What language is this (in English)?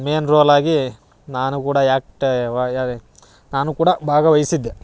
Kannada